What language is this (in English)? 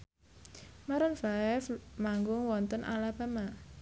Javanese